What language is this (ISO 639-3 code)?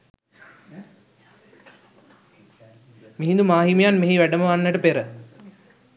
sin